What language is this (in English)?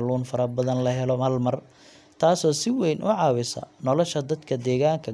Somali